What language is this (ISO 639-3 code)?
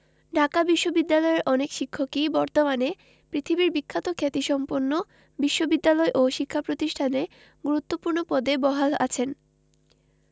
ben